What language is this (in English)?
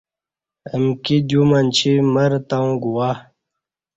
Kati